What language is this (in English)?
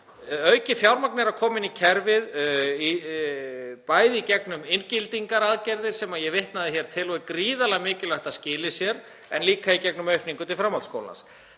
Icelandic